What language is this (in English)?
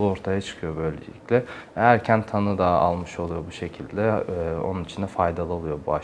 Turkish